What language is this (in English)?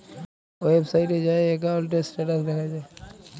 Bangla